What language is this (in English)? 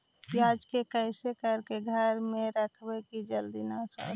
Magahi